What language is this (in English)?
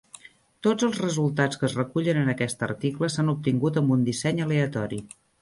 Catalan